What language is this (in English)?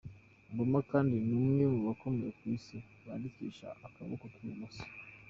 Kinyarwanda